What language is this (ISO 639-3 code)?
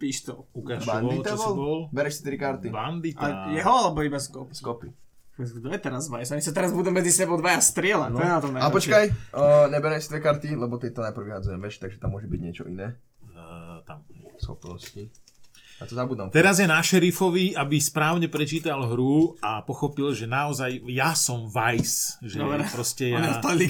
slk